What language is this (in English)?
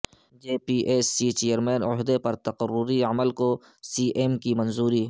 Urdu